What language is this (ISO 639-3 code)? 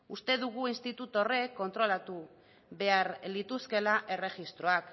eus